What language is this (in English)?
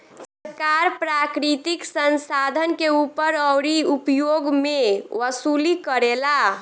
Bhojpuri